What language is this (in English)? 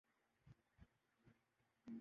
Urdu